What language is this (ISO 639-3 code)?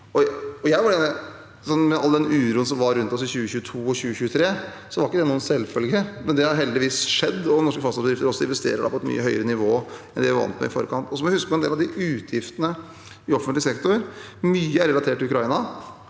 nor